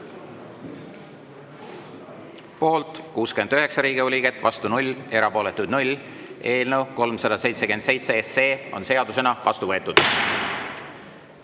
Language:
Estonian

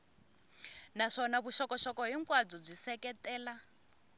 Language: Tsonga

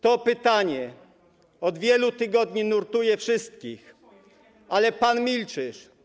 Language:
Polish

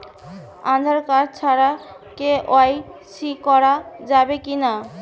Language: Bangla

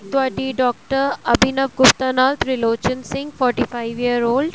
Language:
Punjabi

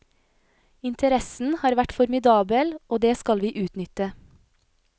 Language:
Norwegian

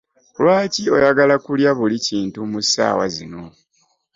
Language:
Ganda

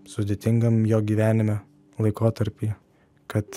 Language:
Lithuanian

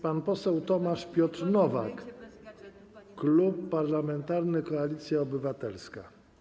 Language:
Polish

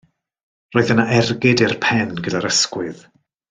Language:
Welsh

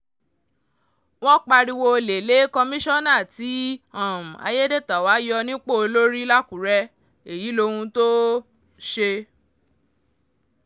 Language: Yoruba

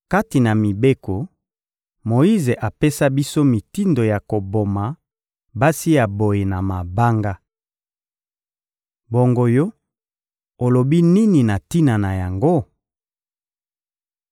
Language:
Lingala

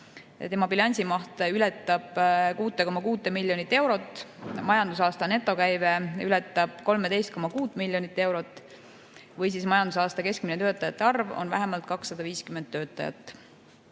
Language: Estonian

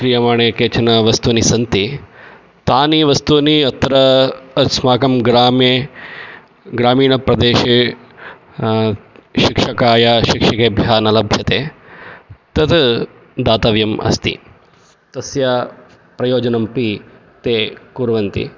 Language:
Sanskrit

